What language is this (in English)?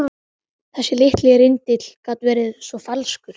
Icelandic